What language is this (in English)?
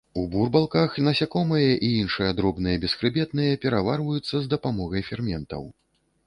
Belarusian